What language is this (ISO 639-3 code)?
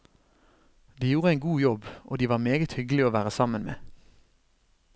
nor